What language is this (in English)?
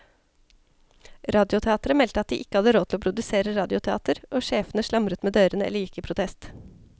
Norwegian